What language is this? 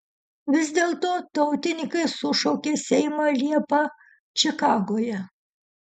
Lithuanian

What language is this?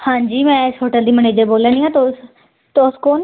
Dogri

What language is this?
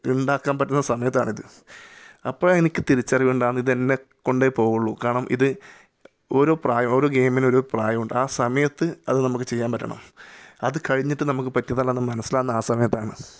Malayalam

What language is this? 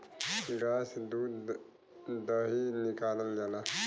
Bhojpuri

